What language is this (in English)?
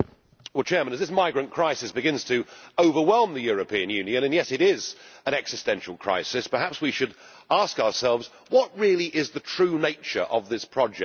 English